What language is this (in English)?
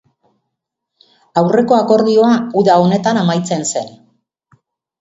Basque